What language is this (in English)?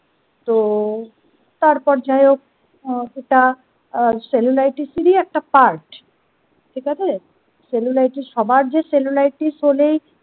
Bangla